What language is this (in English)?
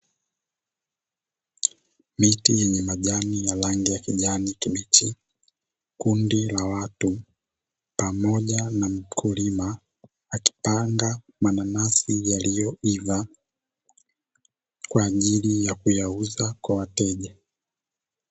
Swahili